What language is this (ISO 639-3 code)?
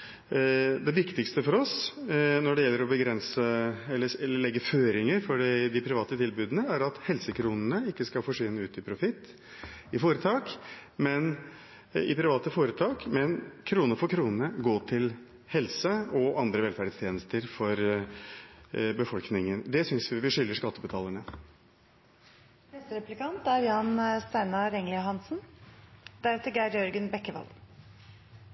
nob